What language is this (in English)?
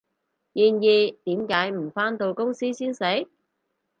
Cantonese